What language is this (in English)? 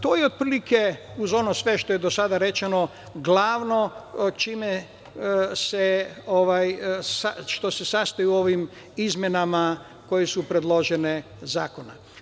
Serbian